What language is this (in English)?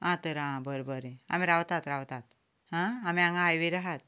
Konkani